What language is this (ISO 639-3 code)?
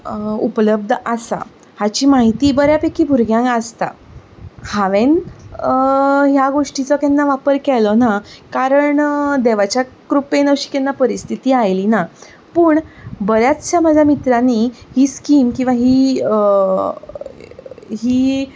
kok